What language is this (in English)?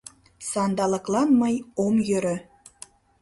Mari